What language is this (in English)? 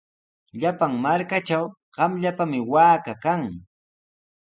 Sihuas Ancash Quechua